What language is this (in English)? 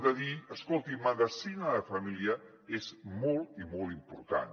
Catalan